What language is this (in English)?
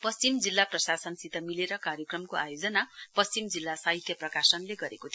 Nepali